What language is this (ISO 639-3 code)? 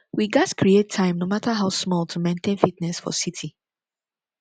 pcm